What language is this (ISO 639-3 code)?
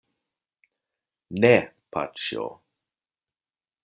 epo